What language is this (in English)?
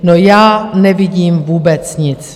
Czech